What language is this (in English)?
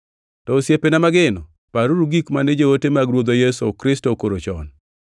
Luo (Kenya and Tanzania)